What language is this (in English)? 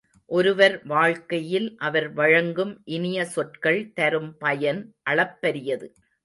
Tamil